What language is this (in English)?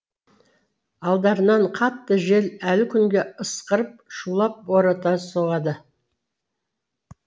Kazakh